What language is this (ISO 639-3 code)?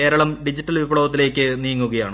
mal